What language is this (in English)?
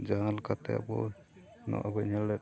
Santali